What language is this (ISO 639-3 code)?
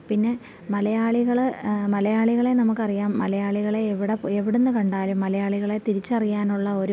mal